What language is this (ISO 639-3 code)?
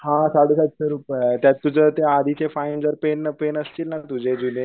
mar